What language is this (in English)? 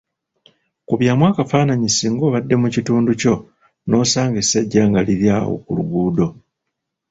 Ganda